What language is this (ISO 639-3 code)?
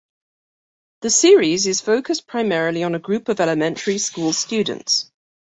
eng